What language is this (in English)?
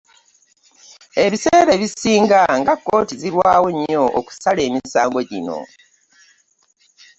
Ganda